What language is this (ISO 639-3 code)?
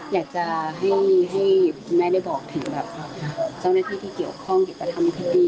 tha